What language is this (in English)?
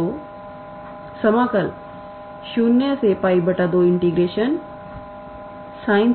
Hindi